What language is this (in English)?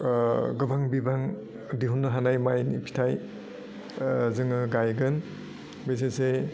Bodo